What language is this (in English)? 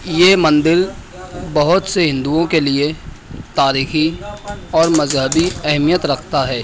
Urdu